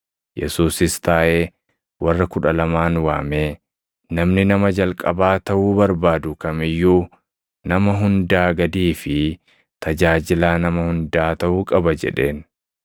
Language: Oromo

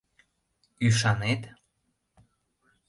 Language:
Mari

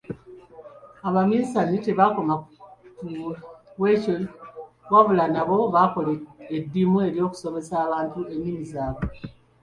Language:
Ganda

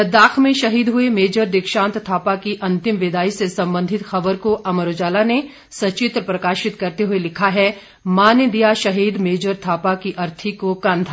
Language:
Hindi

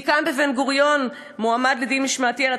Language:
Hebrew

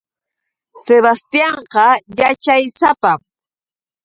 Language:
Yauyos Quechua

